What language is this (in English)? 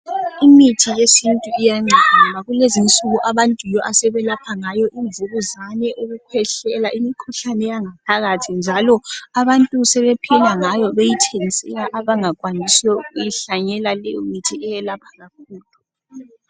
North Ndebele